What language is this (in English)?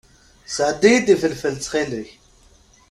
Kabyle